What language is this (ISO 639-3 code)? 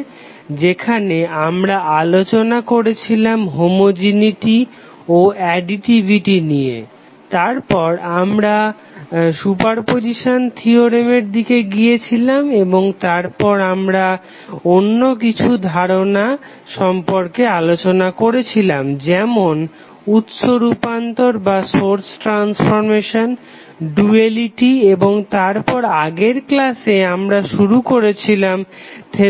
ben